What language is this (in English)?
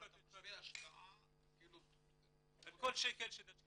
Hebrew